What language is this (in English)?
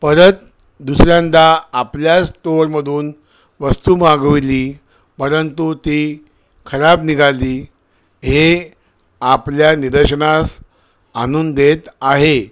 Marathi